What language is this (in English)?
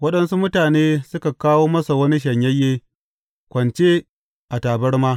Hausa